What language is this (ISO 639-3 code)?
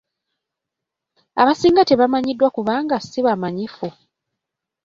lug